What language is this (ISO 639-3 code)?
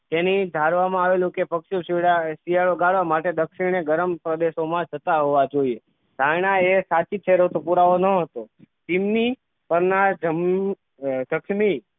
guj